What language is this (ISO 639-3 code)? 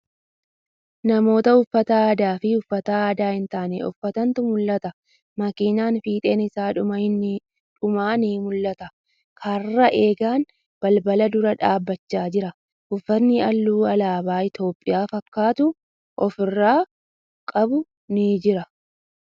orm